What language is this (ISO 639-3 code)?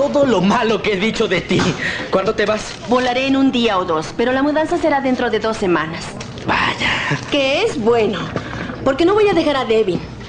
spa